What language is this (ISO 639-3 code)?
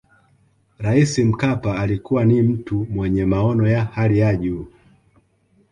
swa